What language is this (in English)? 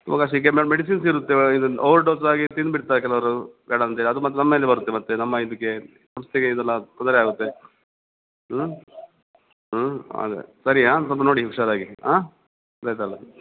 Kannada